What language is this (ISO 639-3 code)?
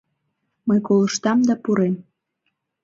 chm